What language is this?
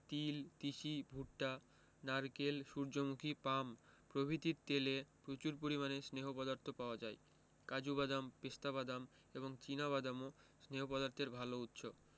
Bangla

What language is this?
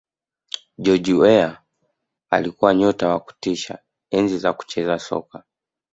Swahili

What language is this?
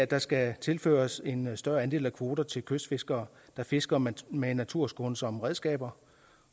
Danish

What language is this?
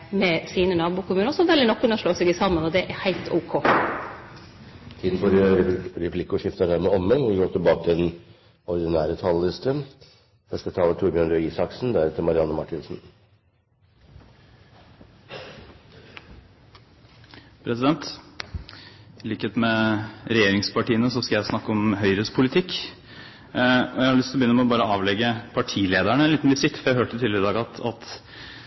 Norwegian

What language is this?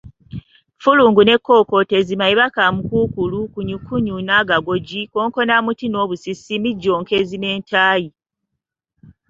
Ganda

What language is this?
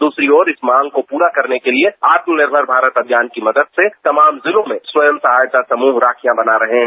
Hindi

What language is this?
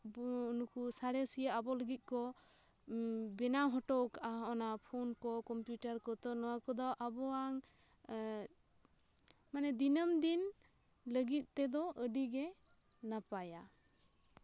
Santali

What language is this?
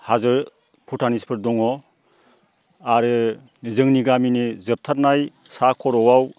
Bodo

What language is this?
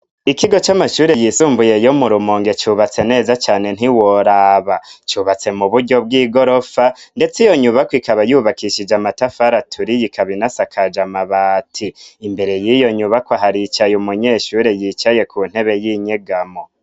Rundi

